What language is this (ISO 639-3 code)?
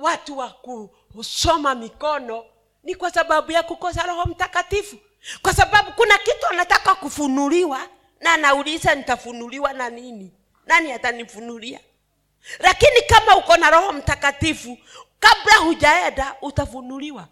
swa